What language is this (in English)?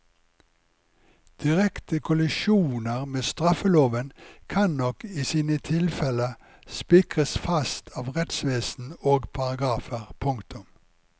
Norwegian